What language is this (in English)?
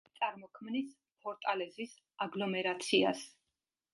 Georgian